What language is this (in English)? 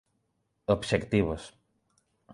Galician